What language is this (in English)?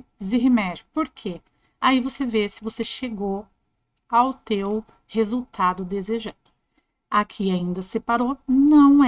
Portuguese